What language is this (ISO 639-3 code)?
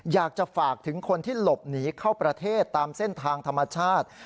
tha